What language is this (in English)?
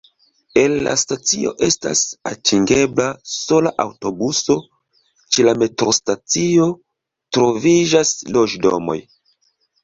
Esperanto